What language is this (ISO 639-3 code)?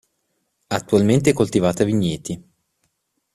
ita